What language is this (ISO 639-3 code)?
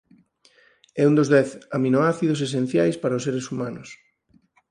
glg